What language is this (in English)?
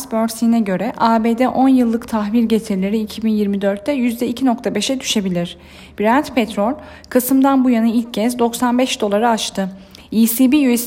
Turkish